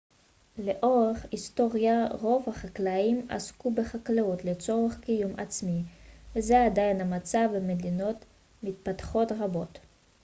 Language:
Hebrew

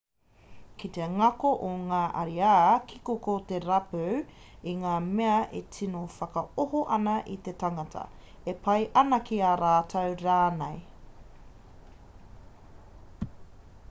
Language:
Māori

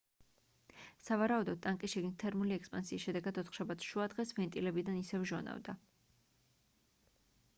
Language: Georgian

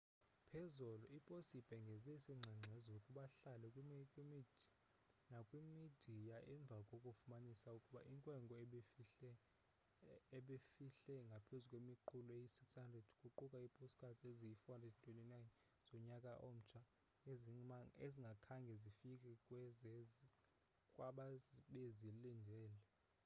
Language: Xhosa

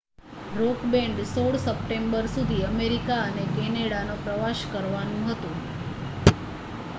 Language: Gujarati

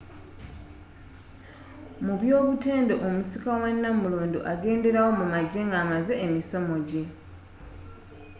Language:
Ganda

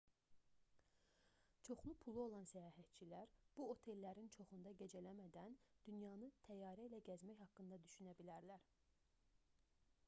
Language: Azerbaijani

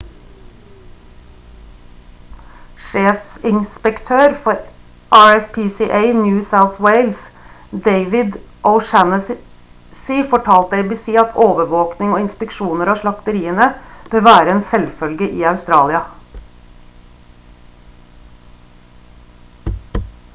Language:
Norwegian Bokmål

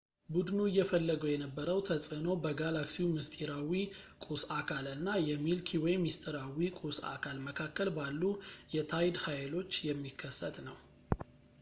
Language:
Amharic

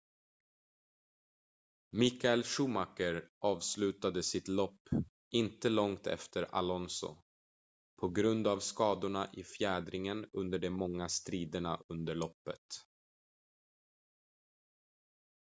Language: Swedish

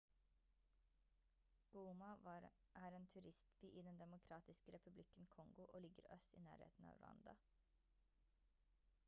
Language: Norwegian Bokmål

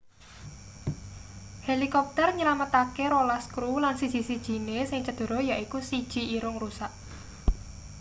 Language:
Javanese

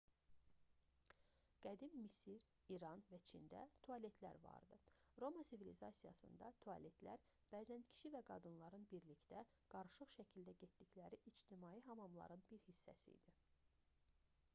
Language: Azerbaijani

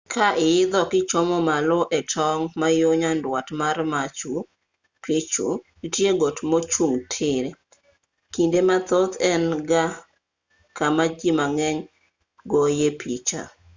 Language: Luo (Kenya and Tanzania)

